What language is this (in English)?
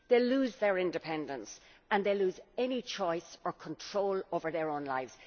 English